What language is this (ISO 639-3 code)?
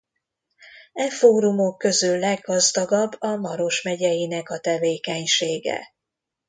hun